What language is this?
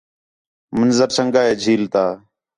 Khetrani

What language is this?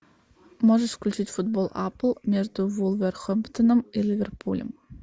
Russian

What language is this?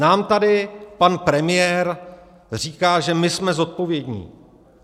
Czech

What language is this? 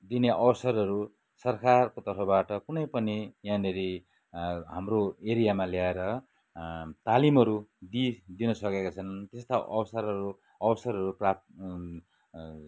Nepali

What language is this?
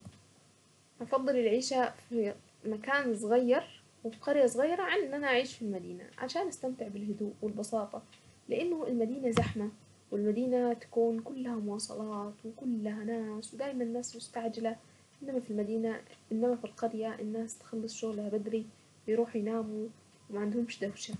Saidi Arabic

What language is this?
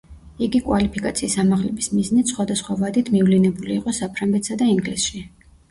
Georgian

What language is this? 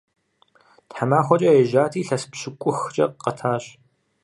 Kabardian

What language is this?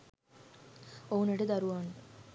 Sinhala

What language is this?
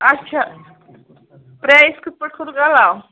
Kashmiri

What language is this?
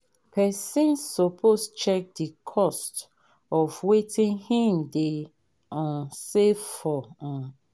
Nigerian Pidgin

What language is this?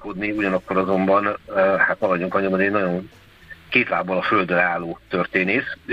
Hungarian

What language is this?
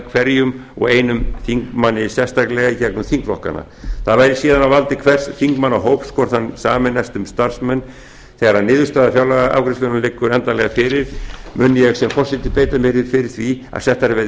Icelandic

